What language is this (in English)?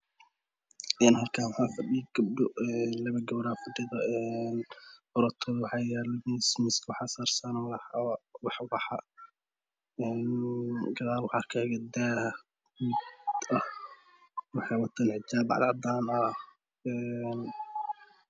Somali